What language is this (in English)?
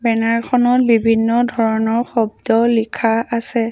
Assamese